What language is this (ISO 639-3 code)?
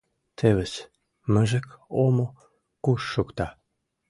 chm